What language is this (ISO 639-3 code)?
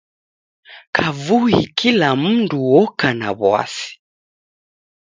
dav